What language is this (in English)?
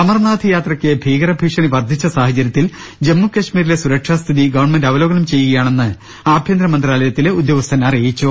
Malayalam